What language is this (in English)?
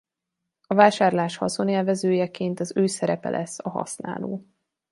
Hungarian